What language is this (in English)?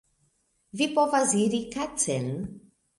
Esperanto